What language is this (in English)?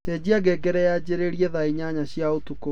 Kikuyu